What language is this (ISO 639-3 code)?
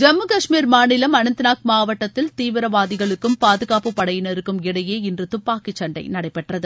tam